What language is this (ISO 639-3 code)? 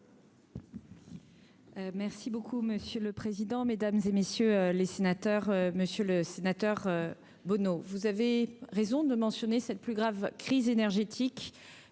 fra